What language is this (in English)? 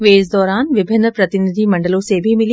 Hindi